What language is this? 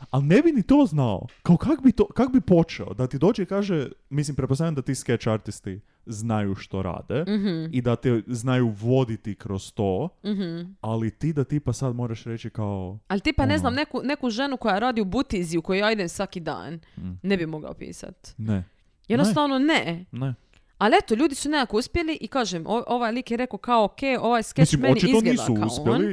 Croatian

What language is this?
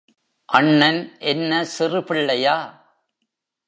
Tamil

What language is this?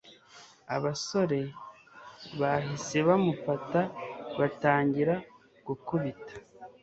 Kinyarwanda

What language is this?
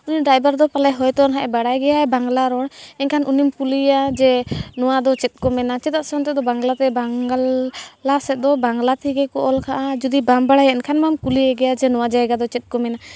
Santali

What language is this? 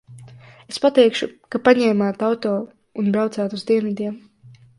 Latvian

